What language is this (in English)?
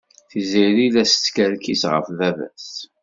Kabyle